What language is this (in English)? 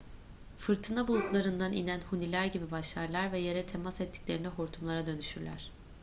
Turkish